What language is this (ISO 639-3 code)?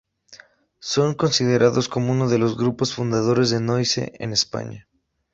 spa